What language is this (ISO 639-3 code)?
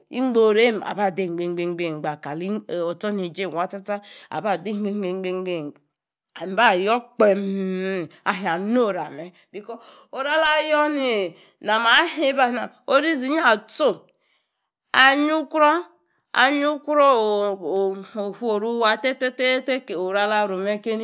ekr